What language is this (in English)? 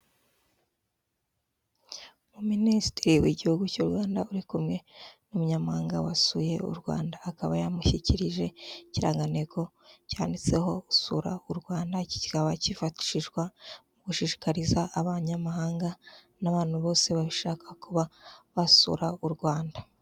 Kinyarwanda